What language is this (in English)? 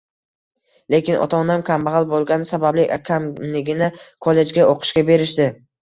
Uzbek